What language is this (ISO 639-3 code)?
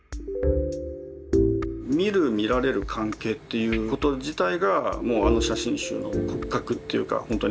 jpn